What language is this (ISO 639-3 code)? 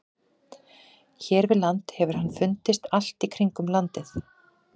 isl